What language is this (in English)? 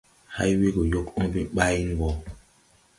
Tupuri